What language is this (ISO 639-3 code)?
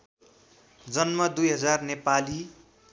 nep